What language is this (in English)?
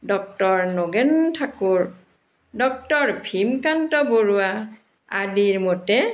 Assamese